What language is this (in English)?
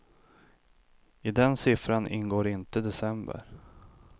Swedish